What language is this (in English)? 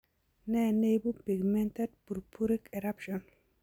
Kalenjin